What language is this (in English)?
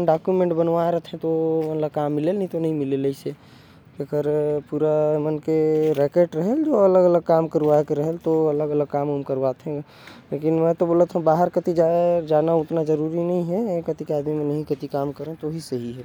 Korwa